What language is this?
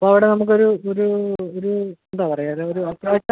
Malayalam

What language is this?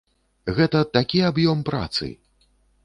Belarusian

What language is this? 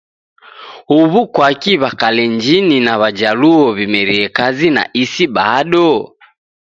Taita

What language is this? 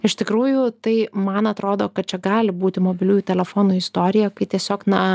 Lithuanian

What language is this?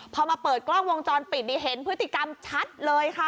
Thai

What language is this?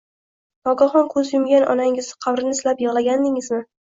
Uzbek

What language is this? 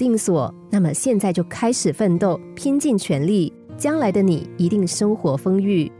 Chinese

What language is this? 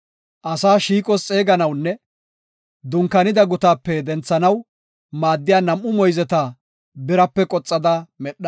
Gofa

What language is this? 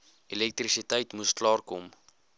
Afrikaans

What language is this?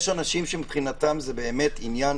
Hebrew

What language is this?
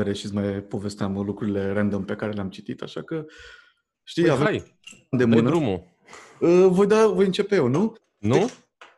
Romanian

